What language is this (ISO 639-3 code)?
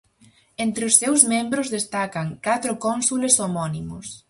glg